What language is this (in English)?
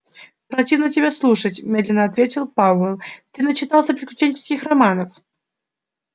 Russian